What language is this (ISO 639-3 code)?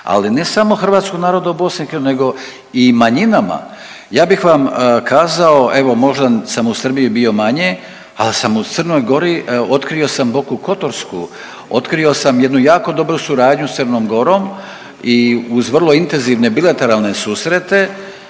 hrv